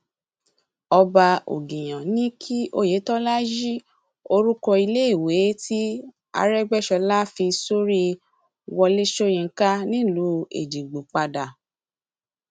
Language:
Yoruba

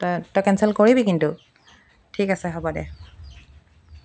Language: Assamese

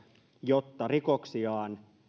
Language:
Finnish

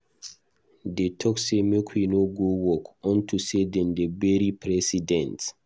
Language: Nigerian Pidgin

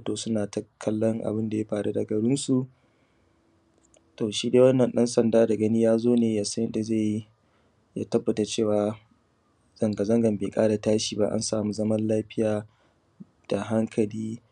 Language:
Hausa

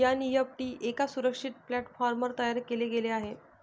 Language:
Marathi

